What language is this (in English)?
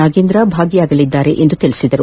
Kannada